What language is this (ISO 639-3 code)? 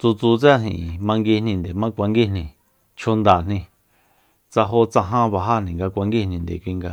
vmp